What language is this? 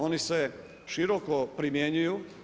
Croatian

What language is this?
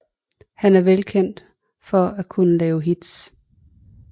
Danish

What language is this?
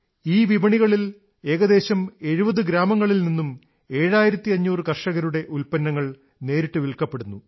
Malayalam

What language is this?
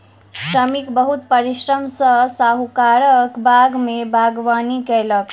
Maithili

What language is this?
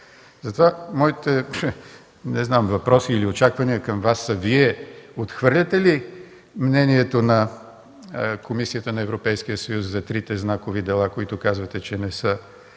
Bulgarian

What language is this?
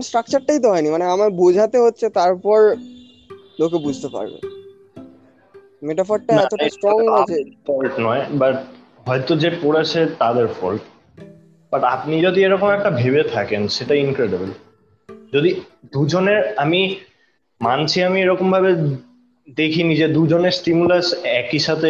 Bangla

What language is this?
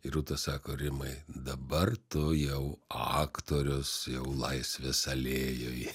Lithuanian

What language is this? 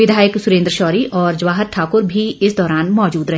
Hindi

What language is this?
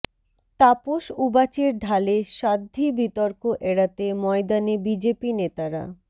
Bangla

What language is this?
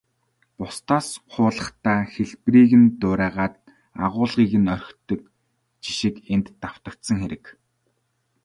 Mongolian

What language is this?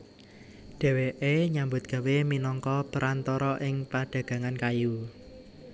Javanese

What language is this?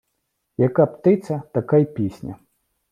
Ukrainian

